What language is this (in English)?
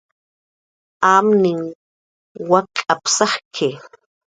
Jaqaru